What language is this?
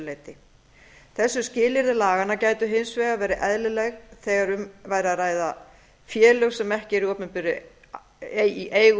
Icelandic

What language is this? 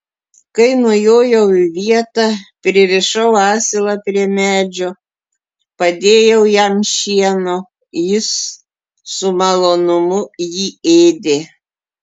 Lithuanian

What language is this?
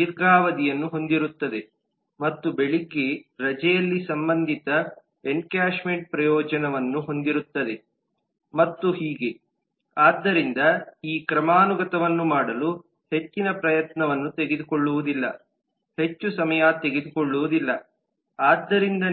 Kannada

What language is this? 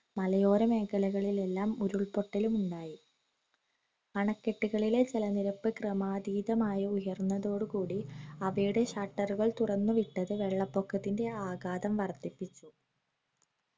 Malayalam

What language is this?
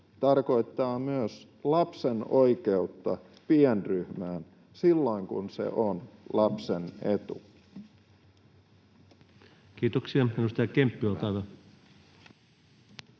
Finnish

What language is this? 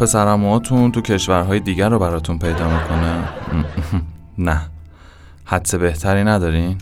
Persian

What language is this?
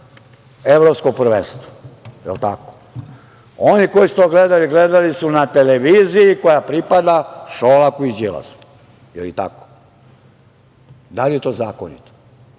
Serbian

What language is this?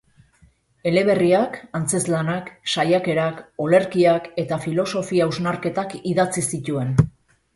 Basque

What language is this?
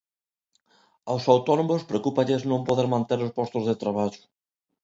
Galician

